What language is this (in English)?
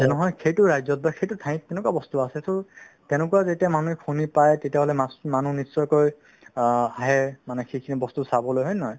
Assamese